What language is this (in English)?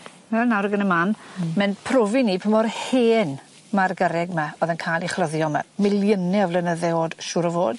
Welsh